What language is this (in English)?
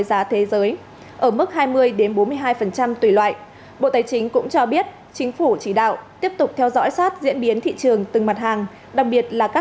Vietnamese